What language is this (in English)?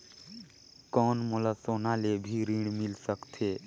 Chhattisgarhi